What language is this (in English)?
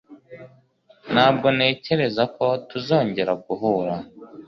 Kinyarwanda